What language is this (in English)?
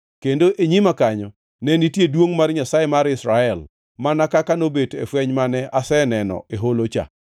Luo (Kenya and Tanzania)